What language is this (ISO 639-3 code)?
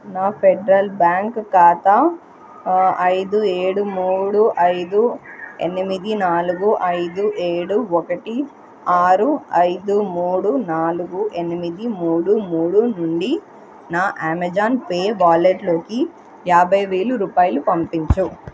tel